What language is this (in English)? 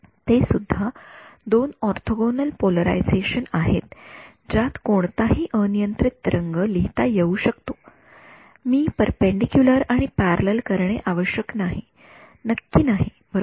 Marathi